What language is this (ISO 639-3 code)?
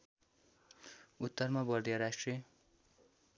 nep